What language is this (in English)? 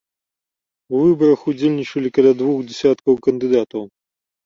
Belarusian